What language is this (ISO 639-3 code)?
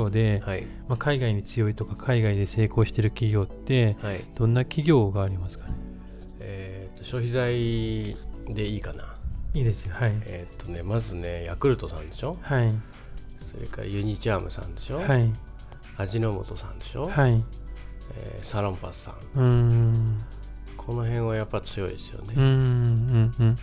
jpn